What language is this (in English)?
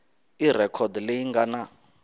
Tsonga